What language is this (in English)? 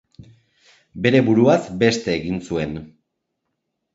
Basque